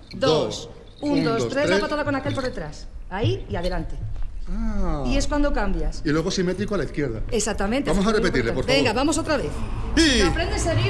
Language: Spanish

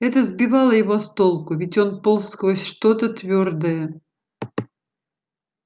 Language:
Russian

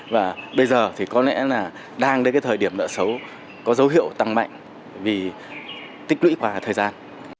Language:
Vietnamese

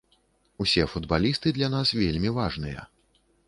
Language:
Belarusian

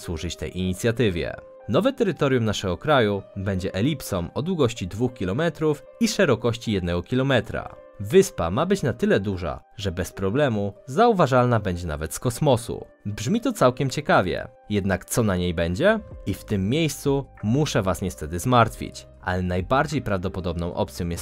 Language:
Polish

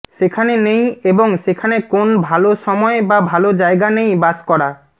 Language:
Bangla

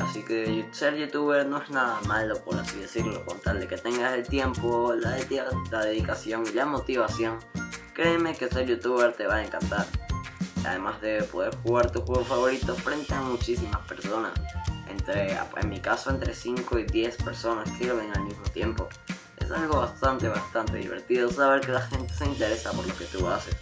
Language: Spanish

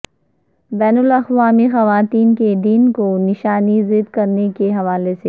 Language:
Urdu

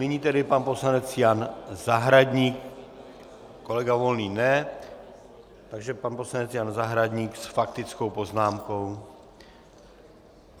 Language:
Czech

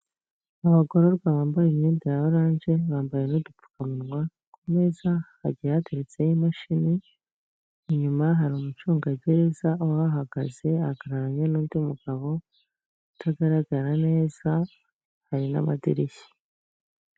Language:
Kinyarwanda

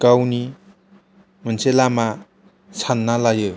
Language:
Bodo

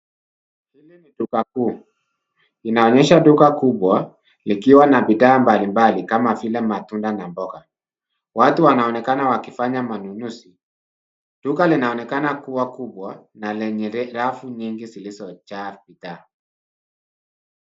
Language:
Swahili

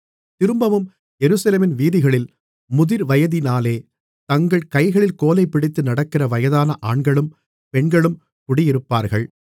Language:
Tamil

